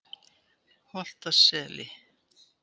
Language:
Icelandic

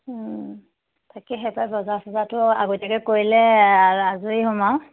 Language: Assamese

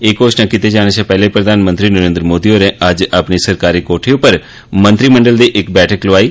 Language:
Dogri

